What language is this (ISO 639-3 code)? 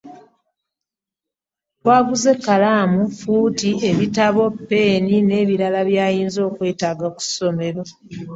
lug